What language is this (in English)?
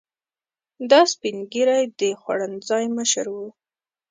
Pashto